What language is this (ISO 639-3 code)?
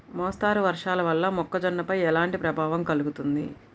tel